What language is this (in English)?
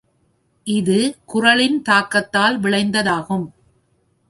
Tamil